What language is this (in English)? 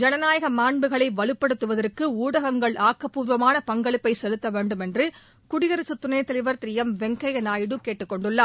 Tamil